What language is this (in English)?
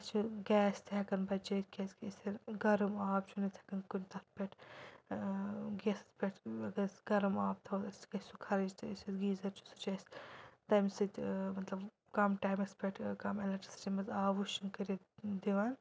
Kashmiri